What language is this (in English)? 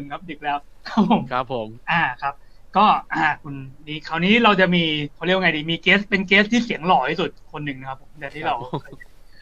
Thai